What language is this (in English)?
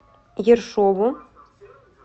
Russian